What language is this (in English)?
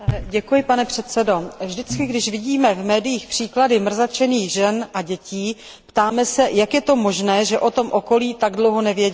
Czech